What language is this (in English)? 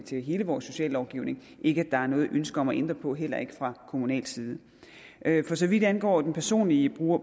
Danish